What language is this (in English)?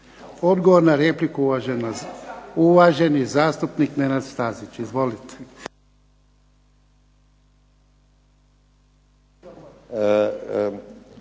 Croatian